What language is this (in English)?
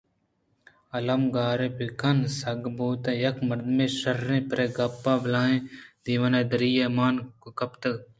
Eastern Balochi